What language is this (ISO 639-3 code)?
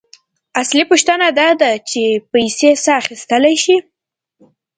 pus